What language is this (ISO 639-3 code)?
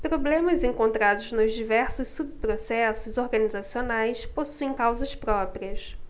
por